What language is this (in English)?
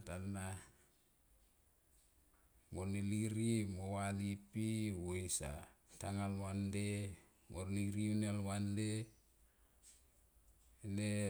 Tomoip